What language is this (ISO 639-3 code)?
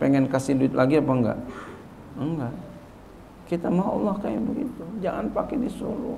ind